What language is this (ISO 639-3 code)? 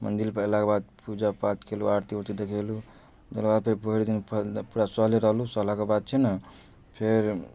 mai